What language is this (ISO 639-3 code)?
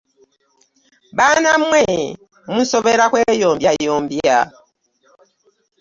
lug